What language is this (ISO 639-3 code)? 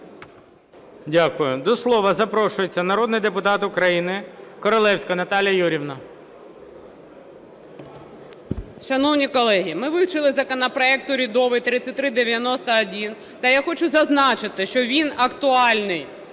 ukr